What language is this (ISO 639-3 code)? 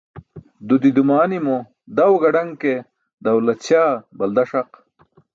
bsk